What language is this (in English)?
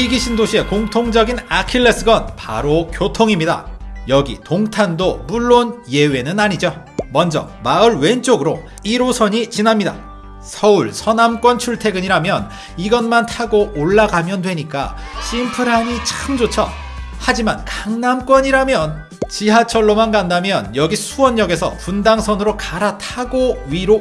Korean